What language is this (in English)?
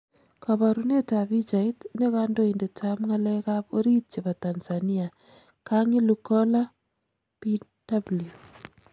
Kalenjin